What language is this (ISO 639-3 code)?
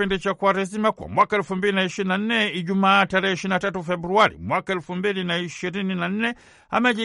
swa